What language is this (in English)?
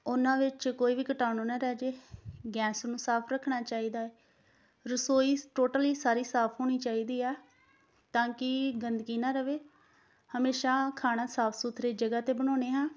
Punjabi